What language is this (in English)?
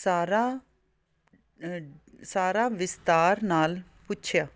Punjabi